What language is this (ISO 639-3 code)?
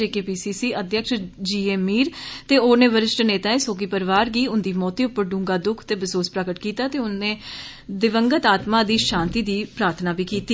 doi